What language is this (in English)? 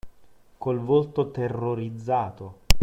Italian